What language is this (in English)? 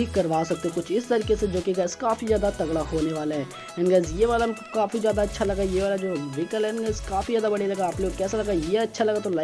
Hindi